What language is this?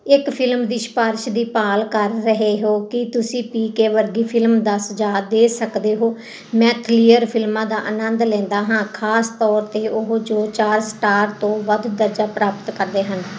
Punjabi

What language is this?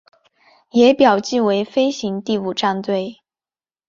Chinese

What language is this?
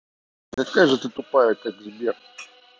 Russian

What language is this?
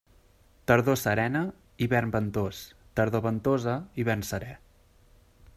Catalan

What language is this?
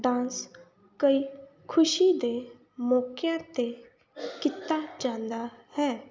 Punjabi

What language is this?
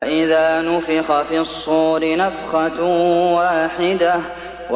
Arabic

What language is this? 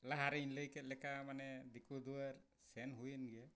Santali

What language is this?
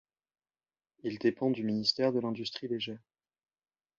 French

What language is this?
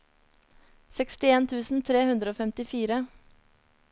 Norwegian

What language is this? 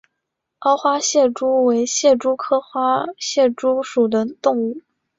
Chinese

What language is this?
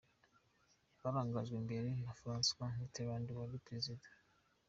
Kinyarwanda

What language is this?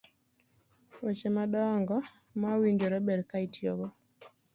Luo (Kenya and Tanzania)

